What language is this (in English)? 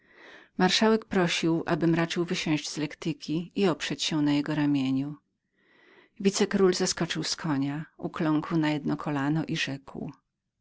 Polish